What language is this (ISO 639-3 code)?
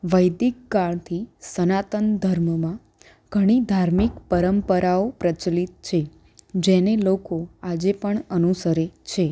guj